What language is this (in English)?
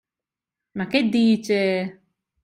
Italian